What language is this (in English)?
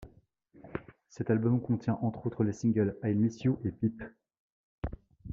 French